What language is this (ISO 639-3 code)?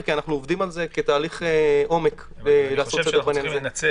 heb